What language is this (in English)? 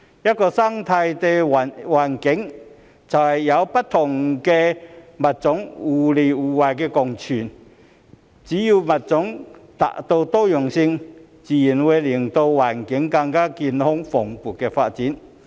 Cantonese